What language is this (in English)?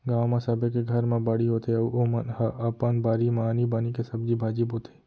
Chhattisgarhi